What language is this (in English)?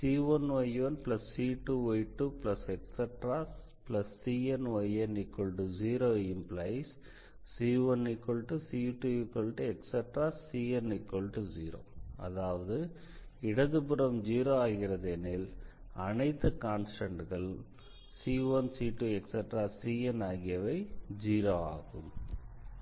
Tamil